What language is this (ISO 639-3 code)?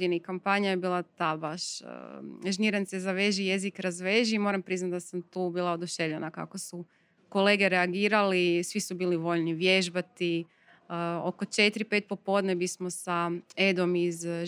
hrv